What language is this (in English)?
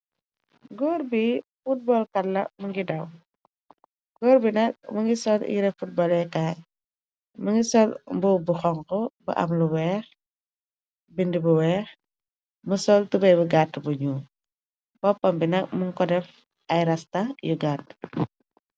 Wolof